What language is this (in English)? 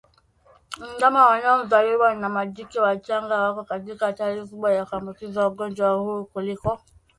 Swahili